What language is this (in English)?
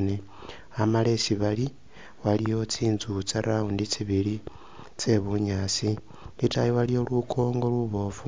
Masaaba